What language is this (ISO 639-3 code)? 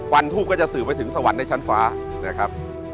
tha